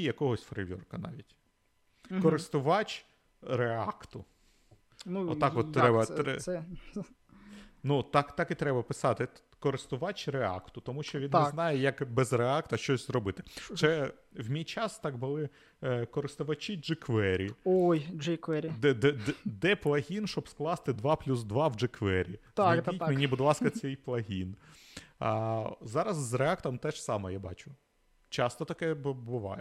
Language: Ukrainian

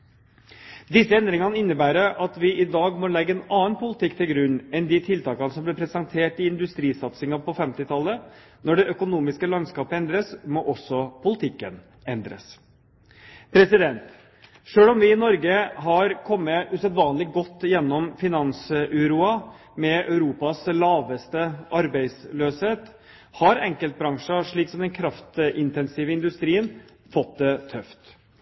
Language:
Norwegian Bokmål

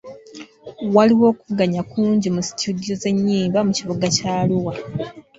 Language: Ganda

